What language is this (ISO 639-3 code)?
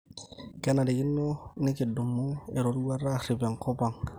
mas